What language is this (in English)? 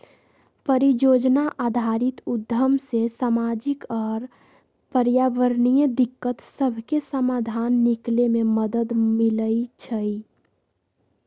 Magahi